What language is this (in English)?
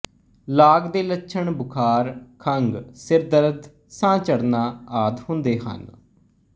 Punjabi